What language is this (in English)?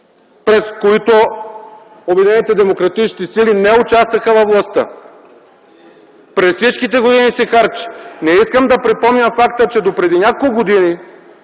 Bulgarian